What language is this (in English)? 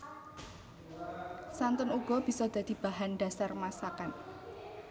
Javanese